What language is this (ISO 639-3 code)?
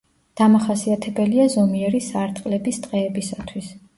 kat